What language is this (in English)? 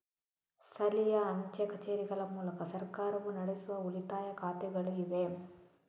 Kannada